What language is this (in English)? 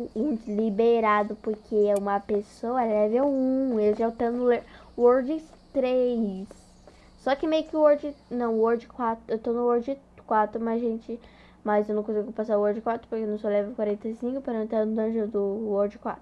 Portuguese